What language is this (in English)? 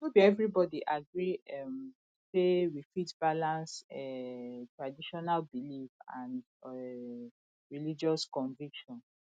Nigerian Pidgin